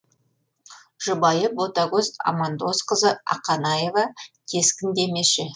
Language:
Kazakh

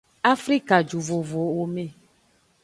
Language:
Aja (Benin)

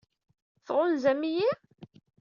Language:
Kabyle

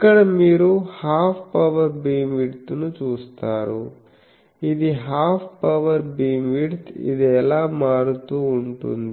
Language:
Telugu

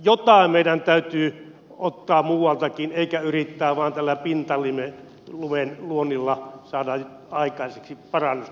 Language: Finnish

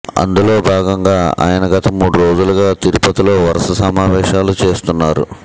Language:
Telugu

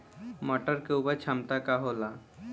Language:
Bhojpuri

